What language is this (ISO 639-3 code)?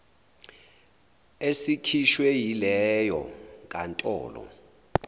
zul